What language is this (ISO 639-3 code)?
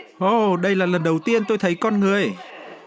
vie